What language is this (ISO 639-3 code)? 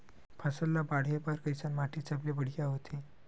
hne